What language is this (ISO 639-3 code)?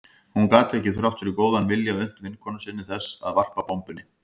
isl